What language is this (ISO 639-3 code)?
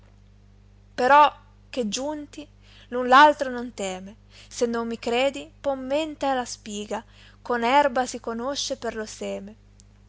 ita